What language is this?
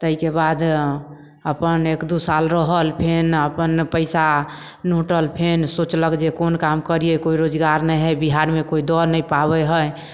Maithili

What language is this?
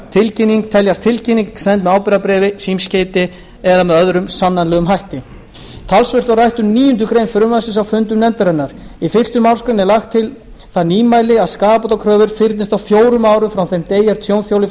Icelandic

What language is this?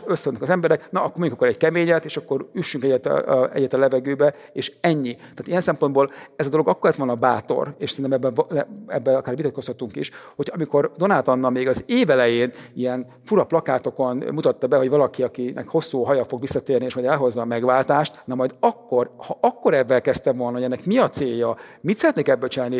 Hungarian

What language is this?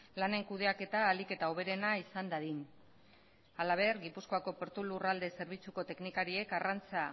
Basque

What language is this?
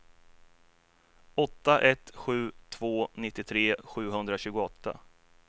Swedish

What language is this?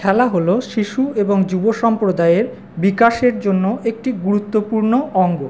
Bangla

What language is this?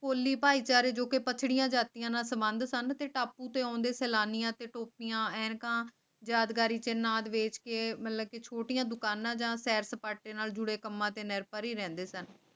Punjabi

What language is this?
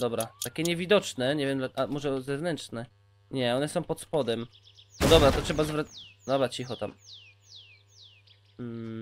Polish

